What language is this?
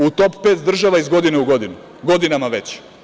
Serbian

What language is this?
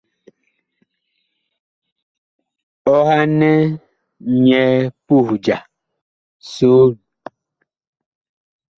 Bakoko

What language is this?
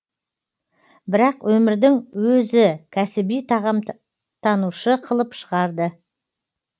Kazakh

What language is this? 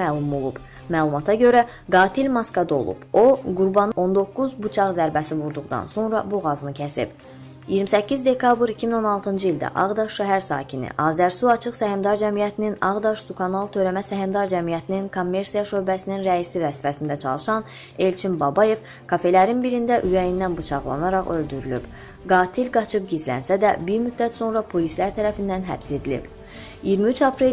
Azerbaijani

